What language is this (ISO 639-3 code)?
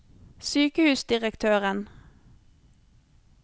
nor